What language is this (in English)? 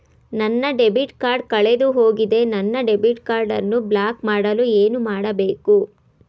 Kannada